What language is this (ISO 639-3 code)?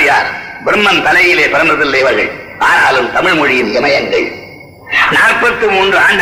tam